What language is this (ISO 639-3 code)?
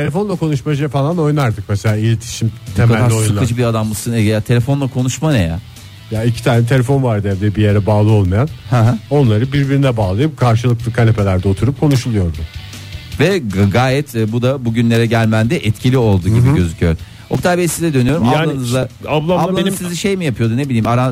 tur